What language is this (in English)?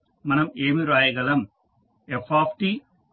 Telugu